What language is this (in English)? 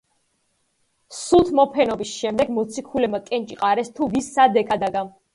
Georgian